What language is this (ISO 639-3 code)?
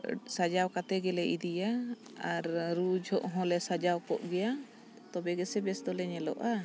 sat